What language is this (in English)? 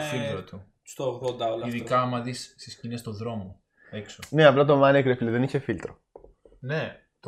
Greek